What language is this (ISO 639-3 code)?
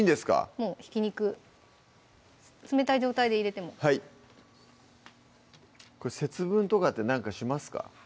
jpn